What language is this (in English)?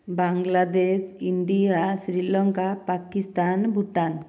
Odia